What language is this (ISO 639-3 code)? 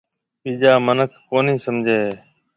mve